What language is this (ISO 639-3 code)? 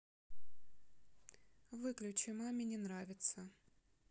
rus